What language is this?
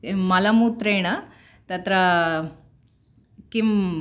Sanskrit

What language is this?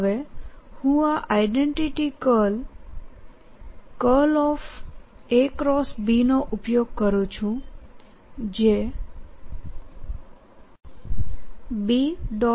Gujarati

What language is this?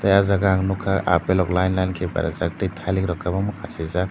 Kok Borok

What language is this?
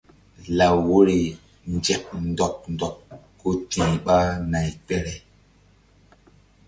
Mbum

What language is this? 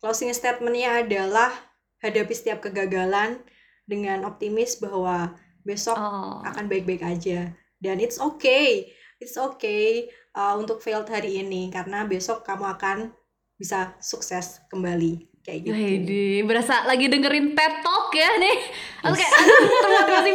Indonesian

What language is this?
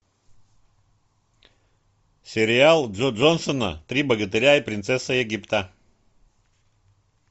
Russian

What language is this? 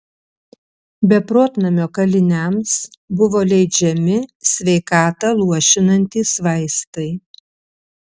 Lithuanian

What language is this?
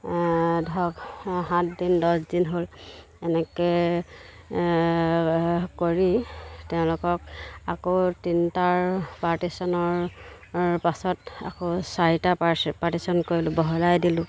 Assamese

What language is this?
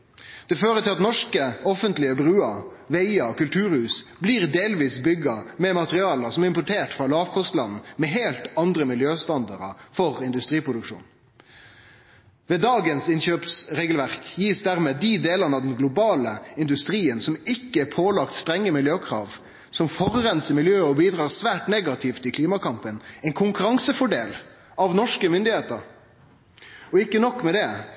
Norwegian Nynorsk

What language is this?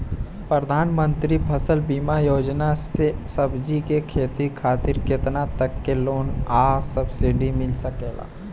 Bhojpuri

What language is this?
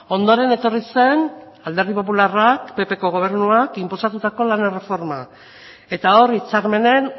Basque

